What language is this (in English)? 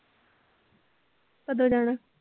Punjabi